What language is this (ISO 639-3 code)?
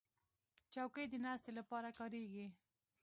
pus